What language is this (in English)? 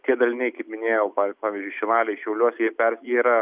Lithuanian